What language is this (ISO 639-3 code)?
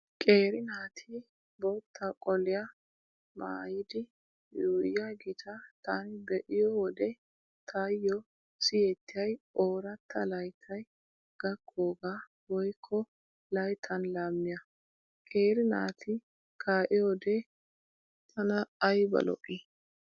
wal